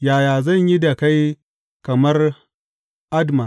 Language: Hausa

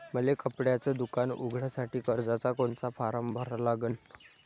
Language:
Marathi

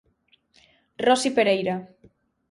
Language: Galician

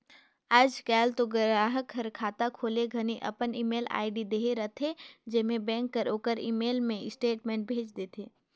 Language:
Chhattisgarhi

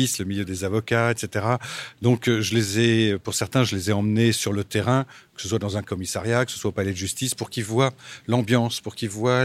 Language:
French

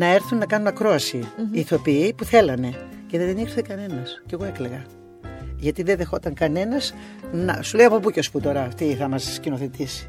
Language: Greek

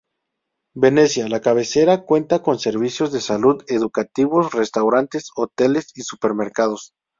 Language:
Spanish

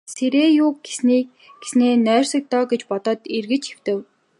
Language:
Mongolian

